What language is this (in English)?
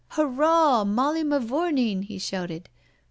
English